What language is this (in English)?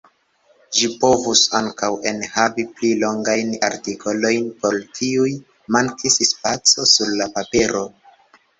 Esperanto